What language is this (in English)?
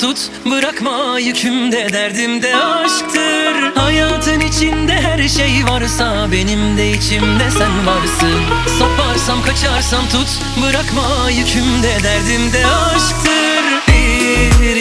Turkish